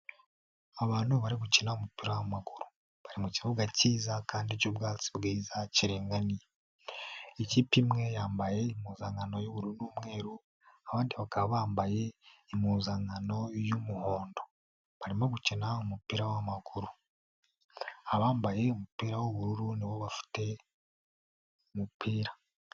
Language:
Kinyarwanda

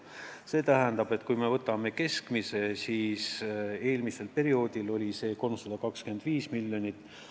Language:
Estonian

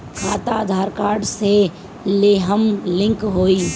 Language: Bhojpuri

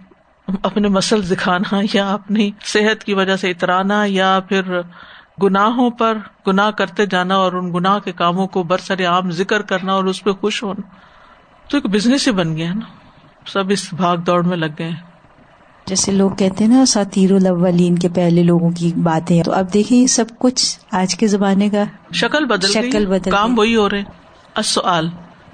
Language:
Urdu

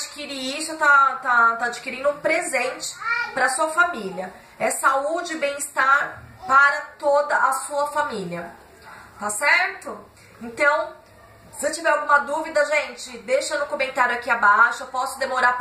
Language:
Portuguese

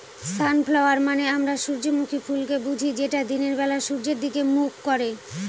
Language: Bangla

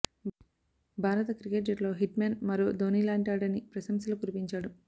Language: Telugu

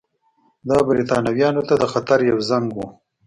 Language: Pashto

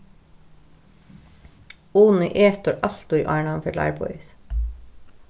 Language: Faroese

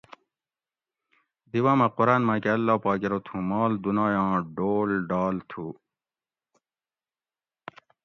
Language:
Gawri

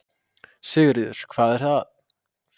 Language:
Icelandic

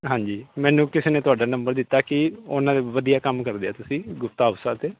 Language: Punjabi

